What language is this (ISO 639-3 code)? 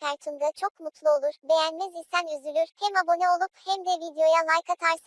tur